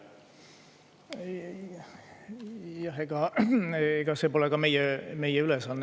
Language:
Estonian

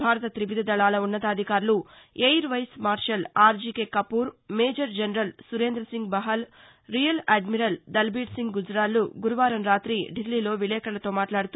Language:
Telugu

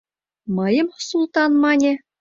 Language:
Mari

